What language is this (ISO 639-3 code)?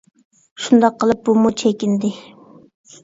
uig